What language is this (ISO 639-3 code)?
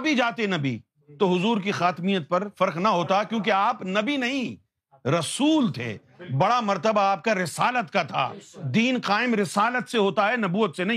urd